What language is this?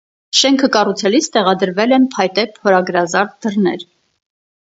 Armenian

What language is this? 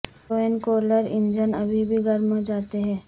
Urdu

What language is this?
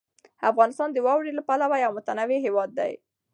Pashto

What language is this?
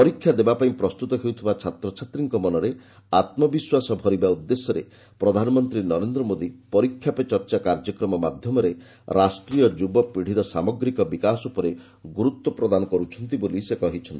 Odia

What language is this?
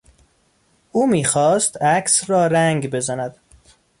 Persian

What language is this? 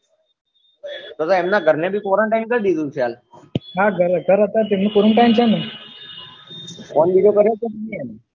Gujarati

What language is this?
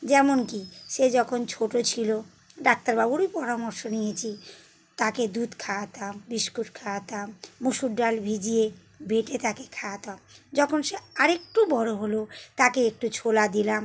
Bangla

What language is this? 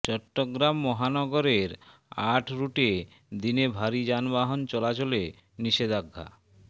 Bangla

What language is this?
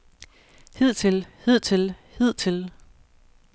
Danish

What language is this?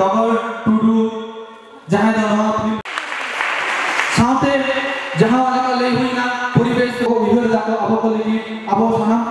Indonesian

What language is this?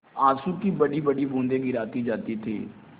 Hindi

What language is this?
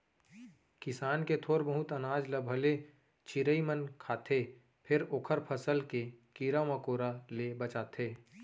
Chhattisgarhi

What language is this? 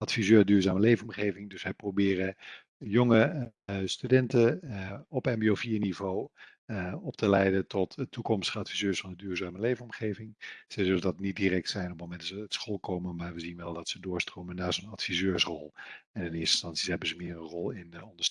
Dutch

